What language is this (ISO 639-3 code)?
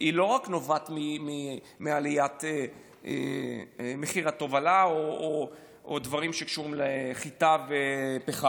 heb